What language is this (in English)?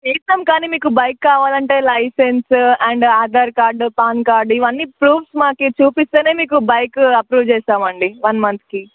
Telugu